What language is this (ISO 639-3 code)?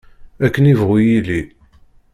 kab